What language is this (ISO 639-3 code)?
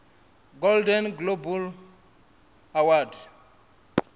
ven